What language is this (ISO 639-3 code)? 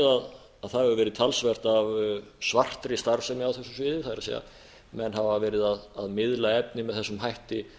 isl